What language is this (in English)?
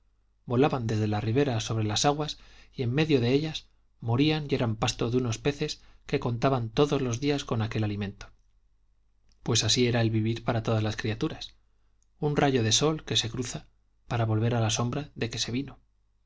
Spanish